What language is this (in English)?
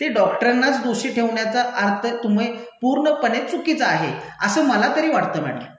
Marathi